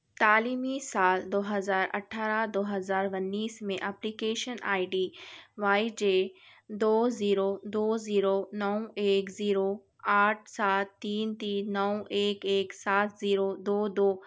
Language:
Urdu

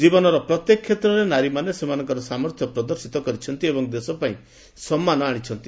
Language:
Odia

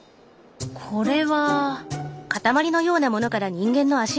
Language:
Japanese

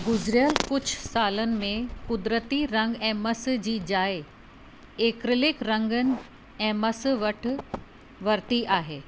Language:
Sindhi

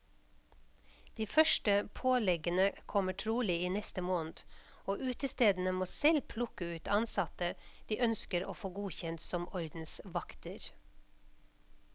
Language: Norwegian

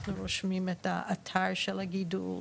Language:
Hebrew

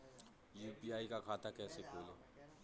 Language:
Hindi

